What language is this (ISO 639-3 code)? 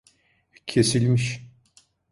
tur